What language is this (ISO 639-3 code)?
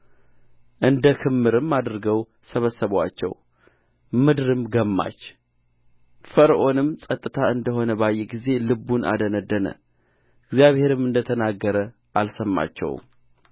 amh